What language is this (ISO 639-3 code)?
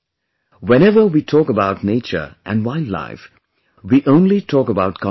eng